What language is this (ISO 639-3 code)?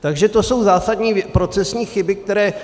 ces